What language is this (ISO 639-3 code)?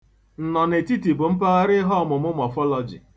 ibo